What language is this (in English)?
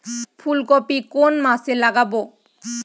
Bangla